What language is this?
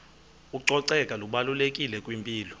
Xhosa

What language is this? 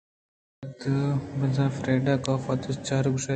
Eastern Balochi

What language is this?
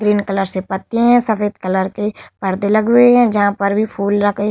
Hindi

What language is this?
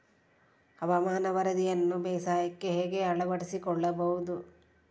Kannada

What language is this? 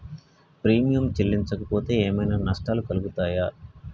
Telugu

